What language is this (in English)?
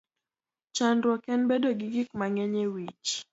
Luo (Kenya and Tanzania)